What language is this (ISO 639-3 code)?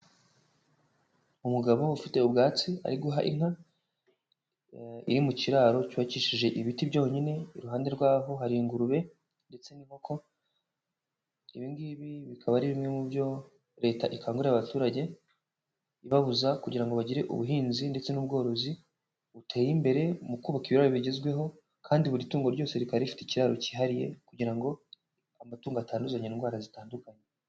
kin